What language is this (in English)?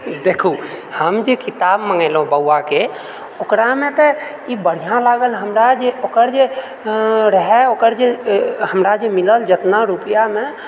Maithili